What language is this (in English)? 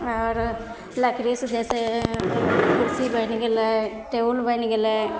Maithili